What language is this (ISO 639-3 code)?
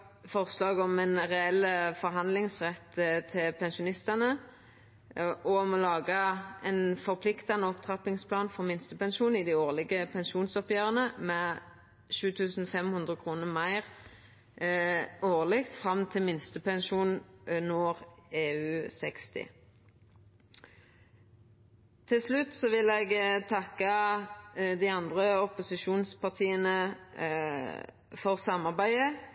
nno